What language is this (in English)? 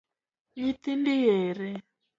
Luo (Kenya and Tanzania)